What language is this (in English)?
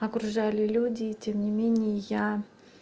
Russian